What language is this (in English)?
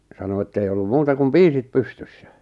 Finnish